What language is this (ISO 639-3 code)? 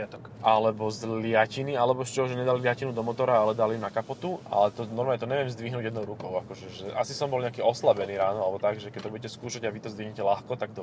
slk